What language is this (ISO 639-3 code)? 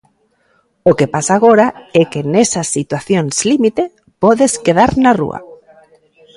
glg